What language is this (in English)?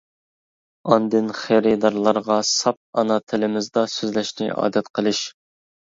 Uyghur